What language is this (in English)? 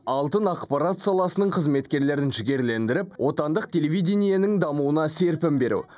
Kazakh